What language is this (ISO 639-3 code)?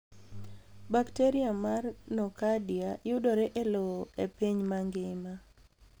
luo